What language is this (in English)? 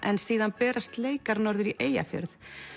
Icelandic